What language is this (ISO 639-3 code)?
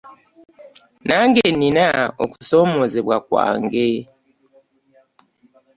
lug